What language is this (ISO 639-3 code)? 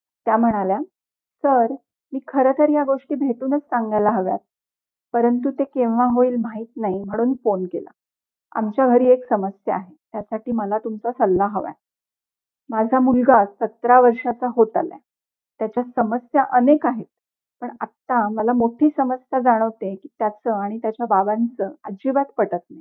mar